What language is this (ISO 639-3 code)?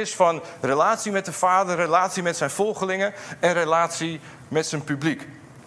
nld